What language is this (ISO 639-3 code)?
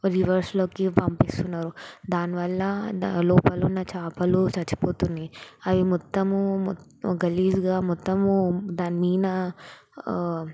tel